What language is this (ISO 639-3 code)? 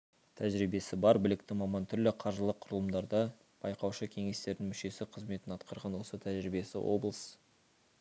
kaz